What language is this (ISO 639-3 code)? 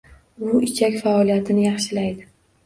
uzb